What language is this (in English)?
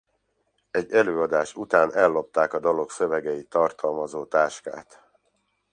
Hungarian